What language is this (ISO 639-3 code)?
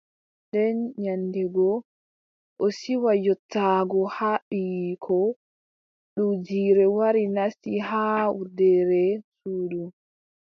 fub